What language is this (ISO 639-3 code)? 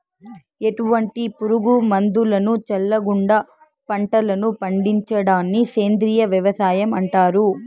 tel